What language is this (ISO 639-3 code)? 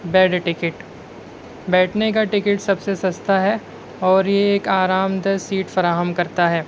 urd